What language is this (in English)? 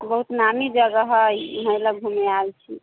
Maithili